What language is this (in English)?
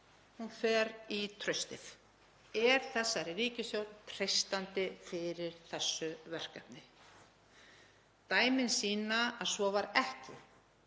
Icelandic